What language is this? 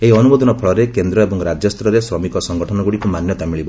Odia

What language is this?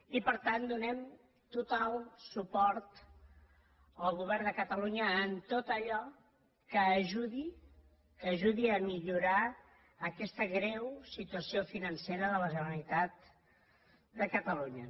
Catalan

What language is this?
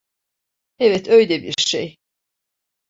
Turkish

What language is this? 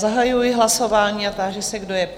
Czech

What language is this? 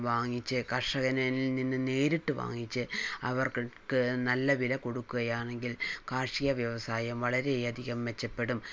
Malayalam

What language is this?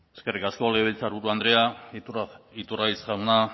Basque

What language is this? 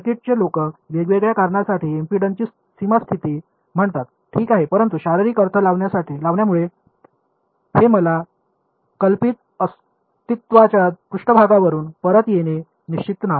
Marathi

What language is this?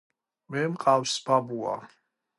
Georgian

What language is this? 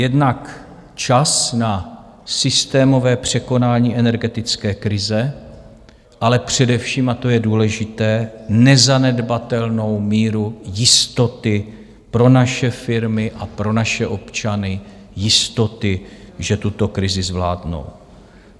Czech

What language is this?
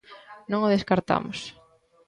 Galician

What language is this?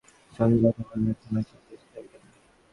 Bangla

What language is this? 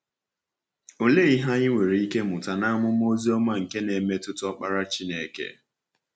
Igbo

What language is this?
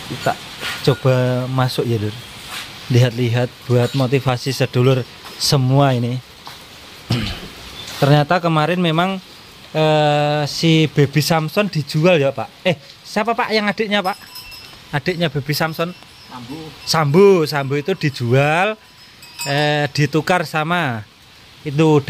Indonesian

